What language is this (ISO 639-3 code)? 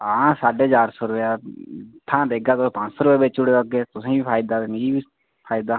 doi